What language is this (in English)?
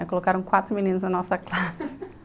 Portuguese